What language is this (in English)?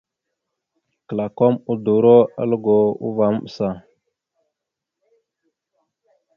Mada (Cameroon)